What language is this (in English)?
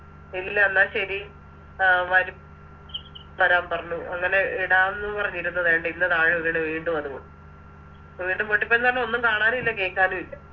Malayalam